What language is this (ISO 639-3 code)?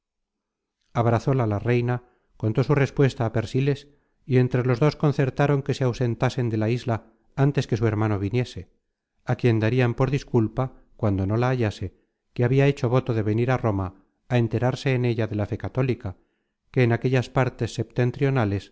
spa